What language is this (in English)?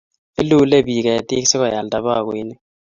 Kalenjin